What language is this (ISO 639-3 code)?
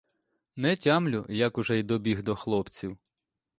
ukr